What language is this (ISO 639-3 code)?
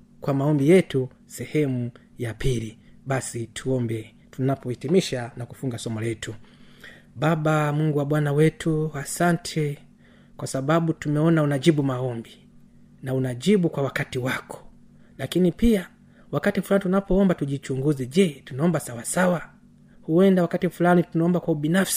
swa